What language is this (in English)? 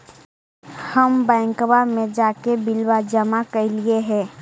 Magahi